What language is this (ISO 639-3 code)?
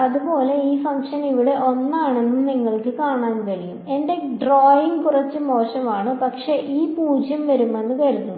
mal